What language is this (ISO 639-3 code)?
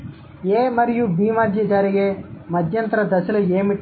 tel